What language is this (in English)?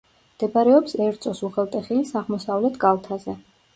Georgian